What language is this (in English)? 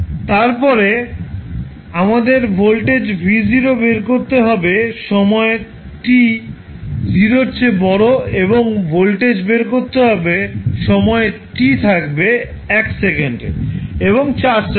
Bangla